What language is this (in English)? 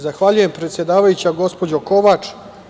Serbian